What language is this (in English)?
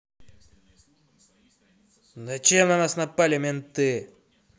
Russian